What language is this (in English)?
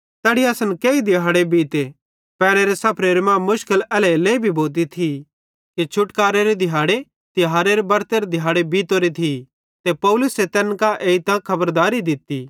Bhadrawahi